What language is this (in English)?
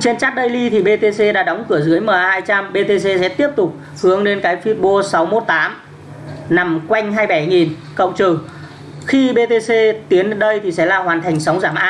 Vietnamese